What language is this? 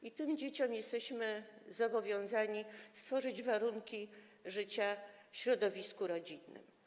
Polish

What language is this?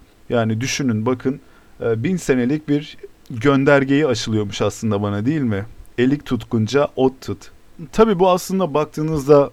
Turkish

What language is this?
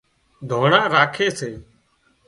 Wadiyara Koli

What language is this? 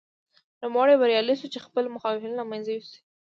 Pashto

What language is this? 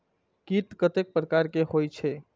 Maithili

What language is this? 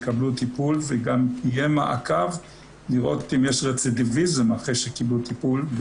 Hebrew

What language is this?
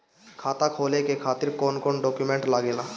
Bhojpuri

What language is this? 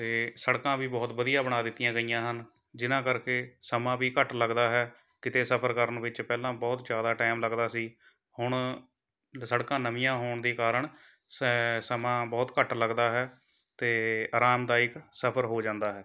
Punjabi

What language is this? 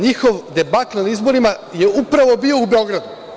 Serbian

